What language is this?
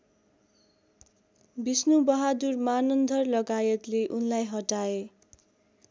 Nepali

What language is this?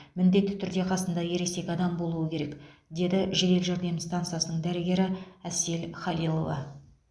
Kazakh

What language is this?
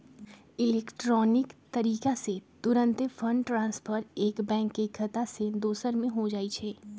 Magahi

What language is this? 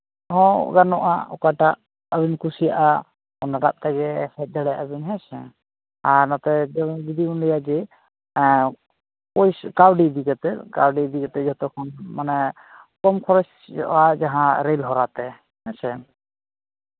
Santali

